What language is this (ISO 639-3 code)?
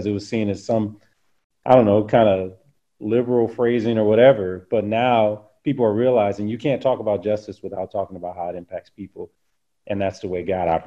eng